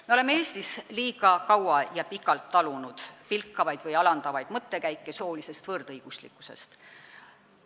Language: Estonian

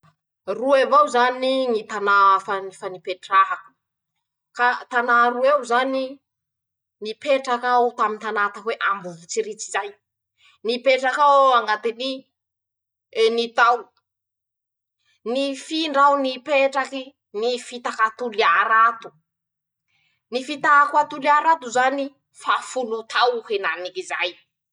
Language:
Masikoro Malagasy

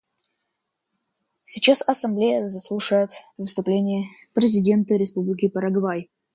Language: Russian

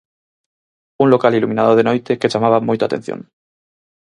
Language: Galician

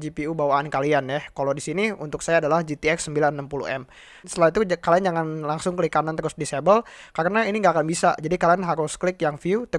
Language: Indonesian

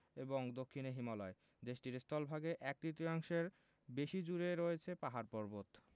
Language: Bangla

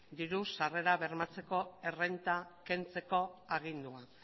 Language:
Basque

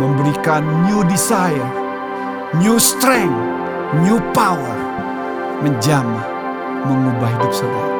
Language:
Indonesian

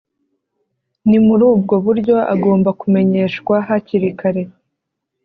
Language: Kinyarwanda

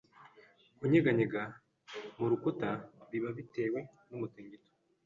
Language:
Kinyarwanda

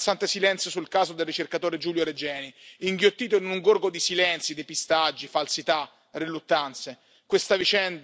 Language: Italian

